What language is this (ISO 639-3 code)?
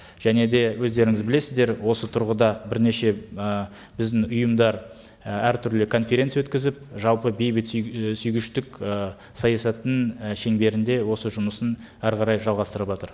kaz